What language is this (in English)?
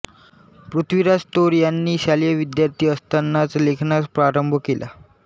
Marathi